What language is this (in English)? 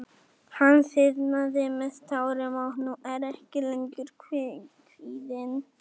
Icelandic